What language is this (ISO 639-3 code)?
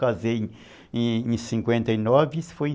por